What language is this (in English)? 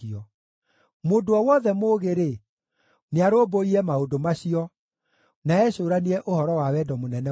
Kikuyu